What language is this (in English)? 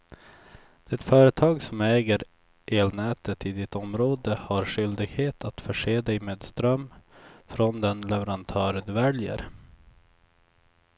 Swedish